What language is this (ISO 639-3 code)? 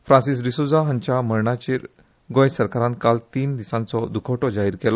kok